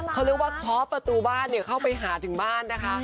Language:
Thai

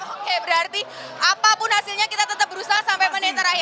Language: Indonesian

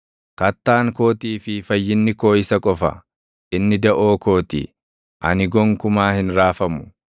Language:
Oromo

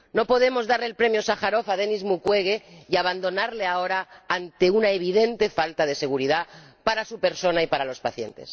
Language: Spanish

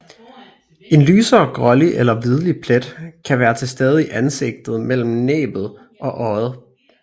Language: Danish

